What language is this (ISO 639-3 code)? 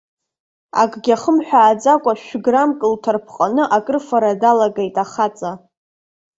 abk